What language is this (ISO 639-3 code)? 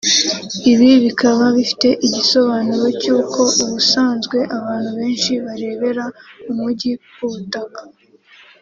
kin